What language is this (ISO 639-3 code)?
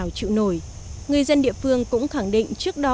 vie